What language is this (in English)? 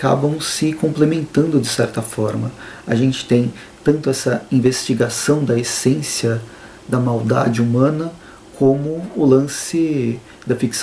Portuguese